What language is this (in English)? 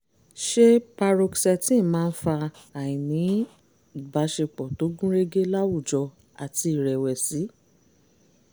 Yoruba